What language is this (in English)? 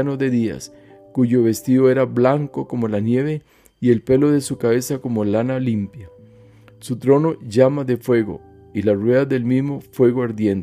Spanish